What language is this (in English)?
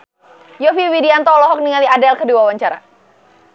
Sundanese